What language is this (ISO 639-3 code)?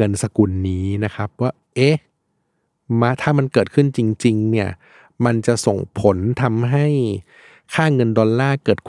tha